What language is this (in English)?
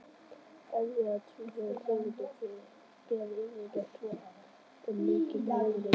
Icelandic